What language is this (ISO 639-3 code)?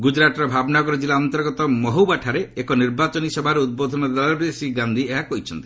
ori